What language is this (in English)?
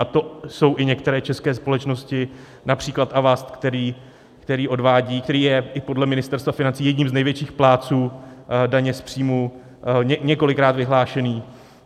Czech